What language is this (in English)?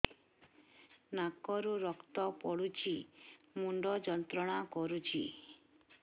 Odia